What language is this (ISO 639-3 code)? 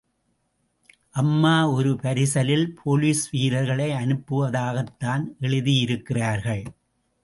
tam